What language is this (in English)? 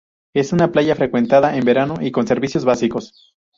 Spanish